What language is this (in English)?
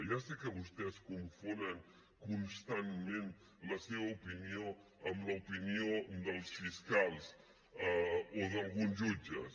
Catalan